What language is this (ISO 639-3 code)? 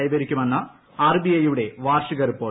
mal